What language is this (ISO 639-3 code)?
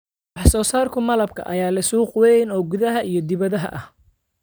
som